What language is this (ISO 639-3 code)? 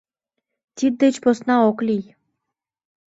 chm